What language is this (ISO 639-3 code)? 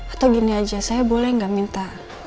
ind